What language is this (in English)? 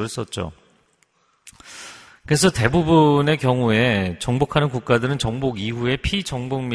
Korean